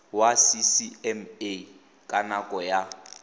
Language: Tswana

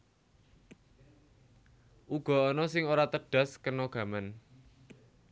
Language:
Javanese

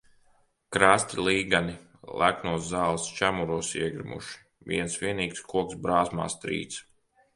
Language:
Latvian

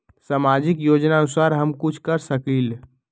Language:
Magahi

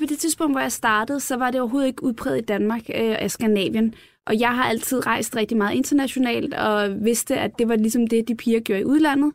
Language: Danish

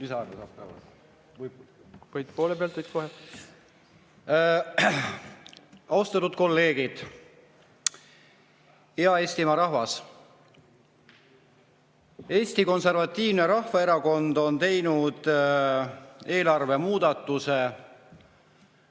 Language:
Estonian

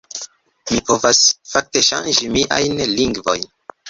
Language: Esperanto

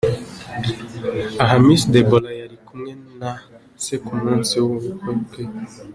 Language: Kinyarwanda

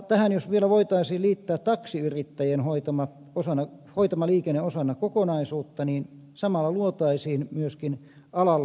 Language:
Finnish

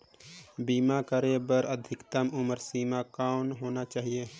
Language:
Chhattisgarhi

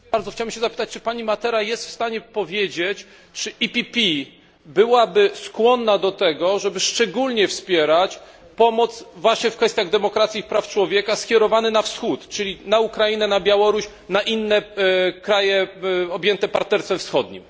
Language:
Polish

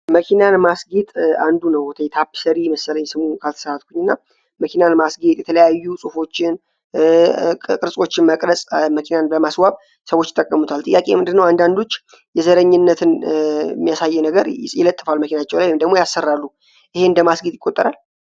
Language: Amharic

